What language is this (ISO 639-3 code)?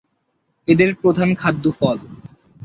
ben